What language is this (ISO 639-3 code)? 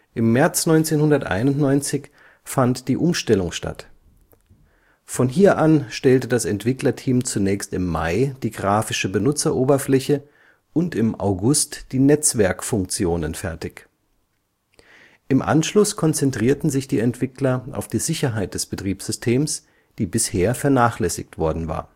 deu